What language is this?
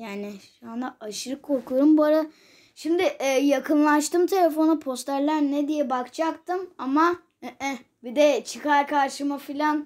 Turkish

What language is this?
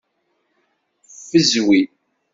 Kabyle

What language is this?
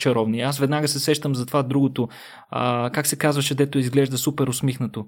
Bulgarian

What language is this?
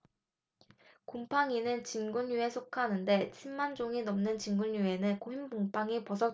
Korean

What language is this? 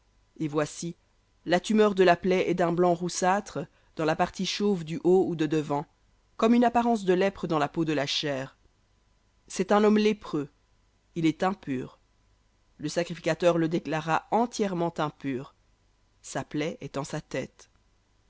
French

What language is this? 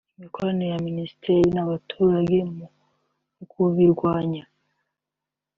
Kinyarwanda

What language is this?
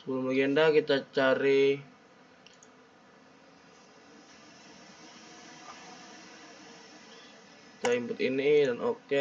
Indonesian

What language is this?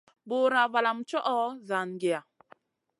Masana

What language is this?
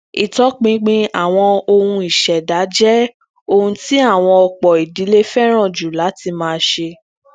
Yoruba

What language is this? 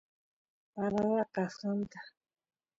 Santiago del Estero Quichua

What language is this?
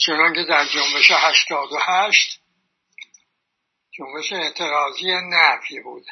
Persian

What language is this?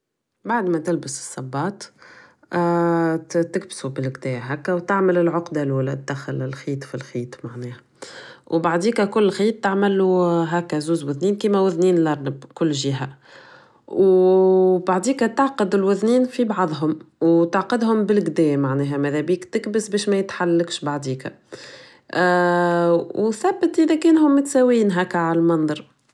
Tunisian Arabic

